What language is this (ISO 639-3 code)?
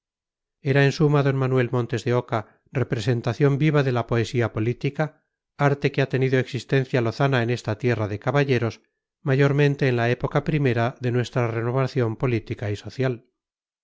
spa